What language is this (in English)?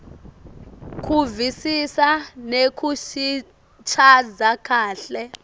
Swati